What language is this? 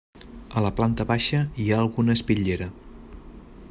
Catalan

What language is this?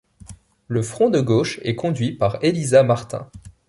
French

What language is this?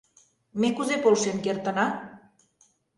Mari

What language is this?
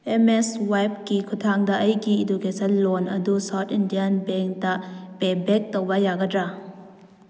Manipuri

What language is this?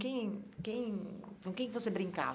Portuguese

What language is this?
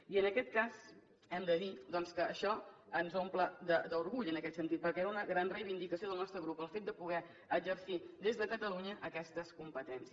Catalan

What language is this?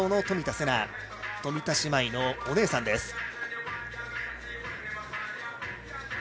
Japanese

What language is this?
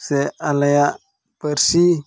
Santali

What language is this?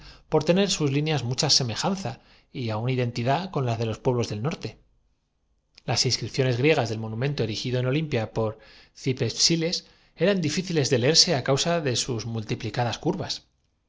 Spanish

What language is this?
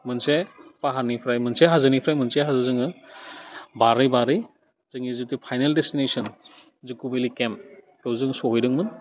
Bodo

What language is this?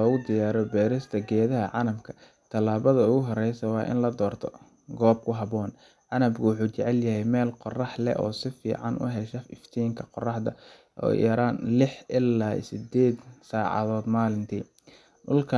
Somali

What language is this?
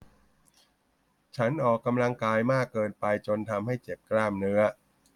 Thai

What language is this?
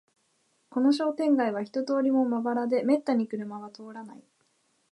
Japanese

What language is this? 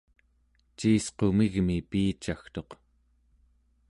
Central Yupik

